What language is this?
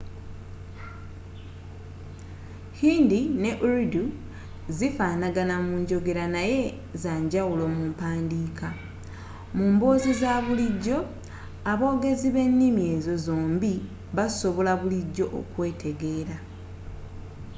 Ganda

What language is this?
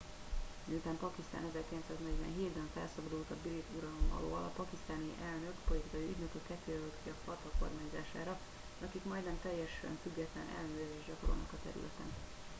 Hungarian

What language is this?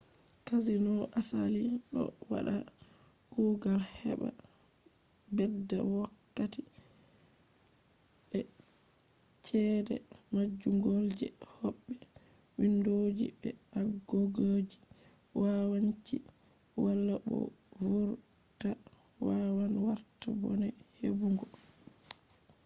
Fula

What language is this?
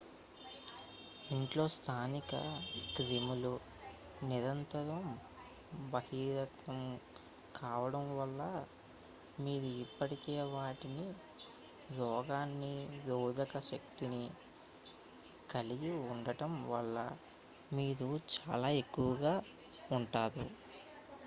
Telugu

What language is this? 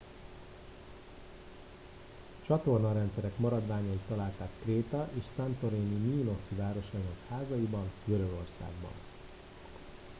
Hungarian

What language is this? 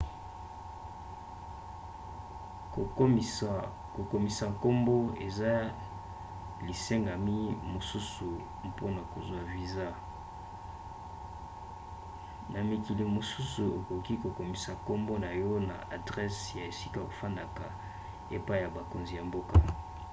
Lingala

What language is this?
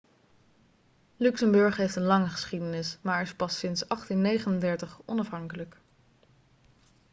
Dutch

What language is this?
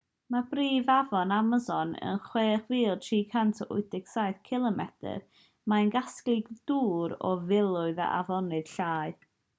Welsh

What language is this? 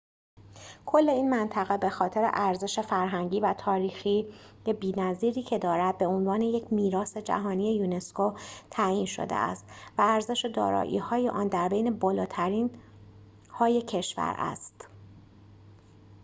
Persian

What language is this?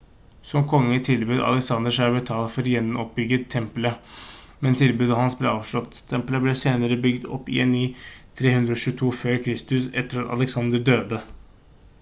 Norwegian Bokmål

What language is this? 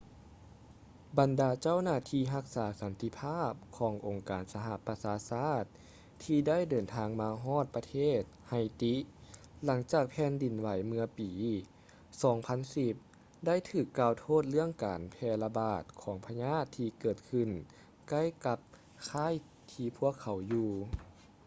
Lao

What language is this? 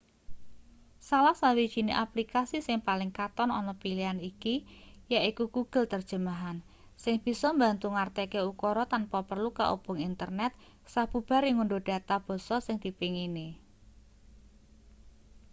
Javanese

